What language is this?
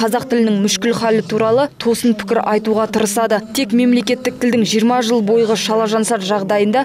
Russian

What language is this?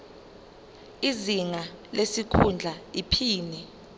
Zulu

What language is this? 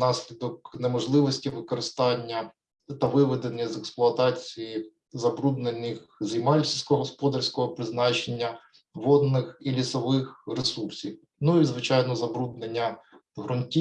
Ukrainian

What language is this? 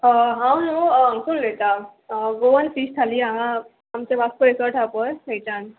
Konkani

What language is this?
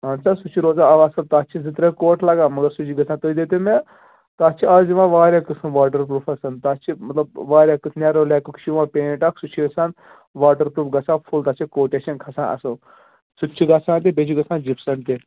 Kashmiri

